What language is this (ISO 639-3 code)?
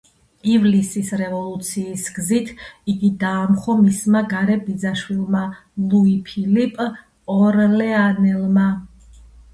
kat